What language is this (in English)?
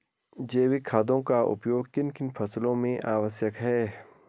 Hindi